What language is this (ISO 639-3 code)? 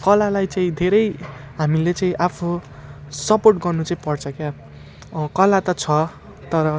nep